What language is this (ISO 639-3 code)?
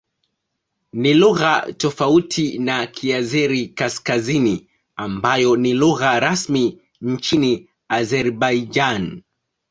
swa